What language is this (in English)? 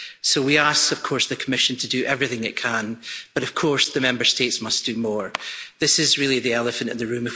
English